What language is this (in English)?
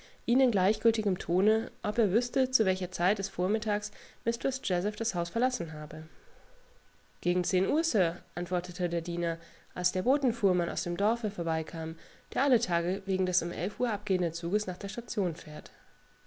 German